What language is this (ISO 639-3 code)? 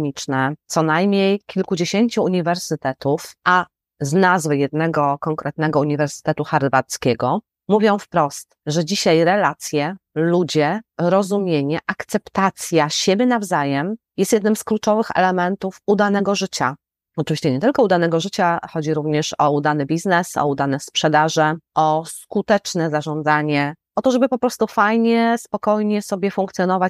pol